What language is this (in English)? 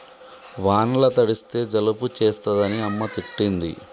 Telugu